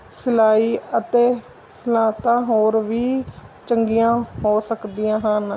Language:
Punjabi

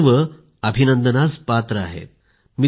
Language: Marathi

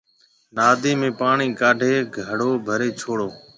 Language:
Marwari (Pakistan)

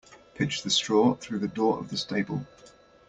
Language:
English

